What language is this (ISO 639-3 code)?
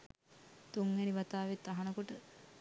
sin